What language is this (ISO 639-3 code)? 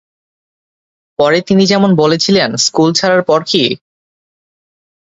ben